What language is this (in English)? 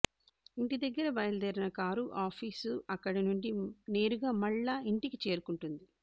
Telugu